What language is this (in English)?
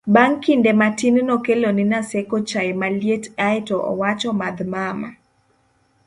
Luo (Kenya and Tanzania)